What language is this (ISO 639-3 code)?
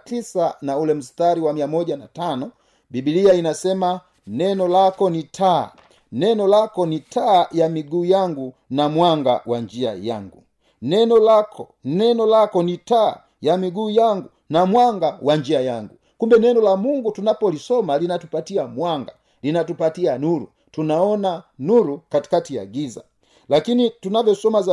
swa